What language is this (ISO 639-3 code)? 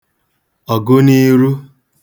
ibo